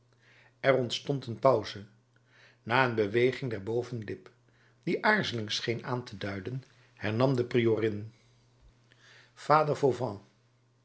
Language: Dutch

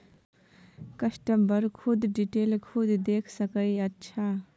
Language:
Maithili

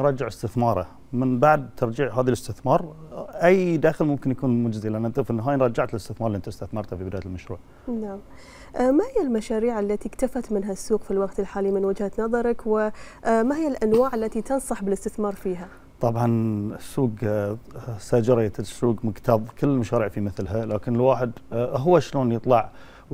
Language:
Arabic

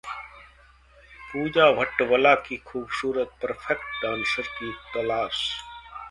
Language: Hindi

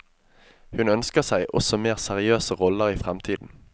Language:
Norwegian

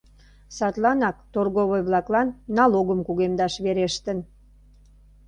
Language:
Mari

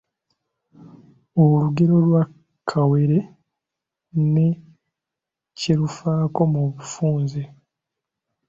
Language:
Ganda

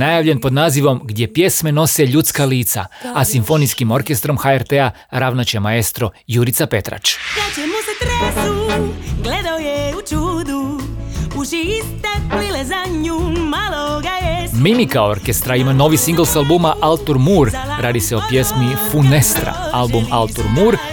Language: Croatian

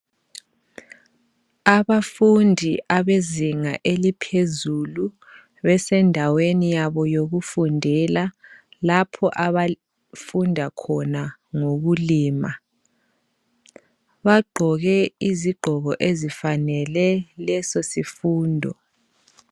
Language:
North Ndebele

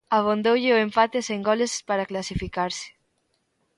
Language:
Galician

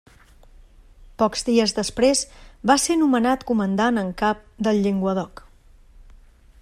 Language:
Catalan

